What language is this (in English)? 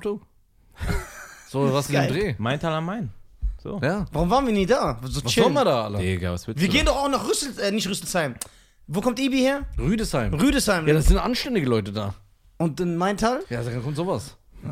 German